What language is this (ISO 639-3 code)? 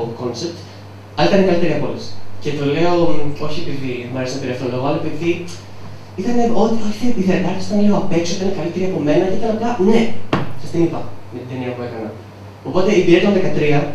ell